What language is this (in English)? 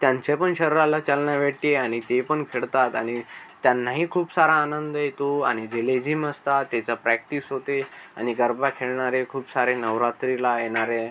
Marathi